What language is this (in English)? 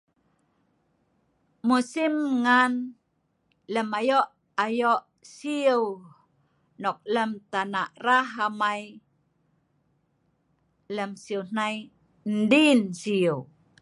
Sa'ban